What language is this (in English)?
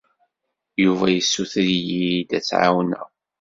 Kabyle